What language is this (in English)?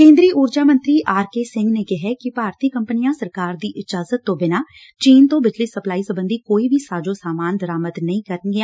Punjabi